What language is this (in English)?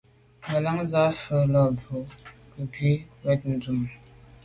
Medumba